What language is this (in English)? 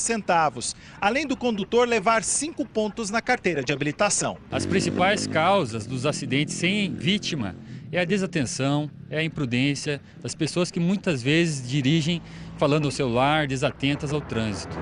Portuguese